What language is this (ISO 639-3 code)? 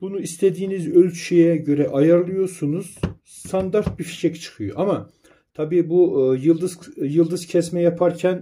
tur